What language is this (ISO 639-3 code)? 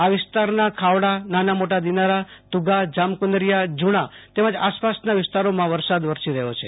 guj